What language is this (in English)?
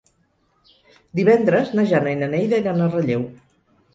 Catalan